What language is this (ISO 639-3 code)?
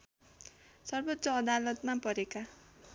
nep